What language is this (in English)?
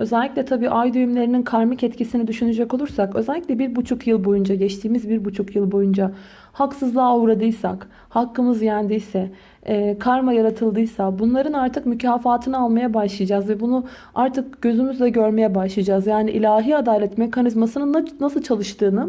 Turkish